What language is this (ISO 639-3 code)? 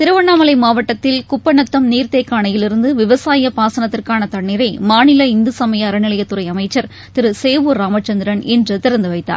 tam